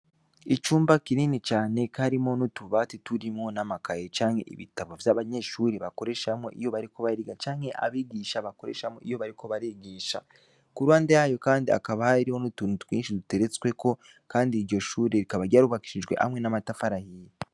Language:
Rundi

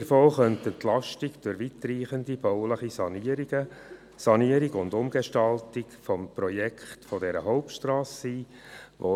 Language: Swiss German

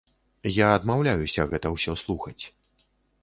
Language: Belarusian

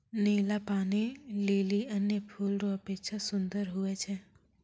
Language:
Maithili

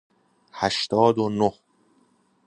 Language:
Persian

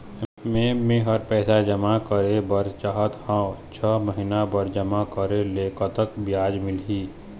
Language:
Chhattisgarhi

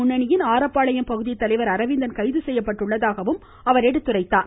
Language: Tamil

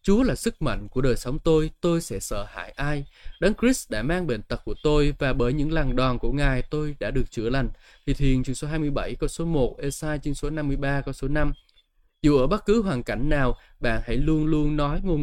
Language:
Vietnamese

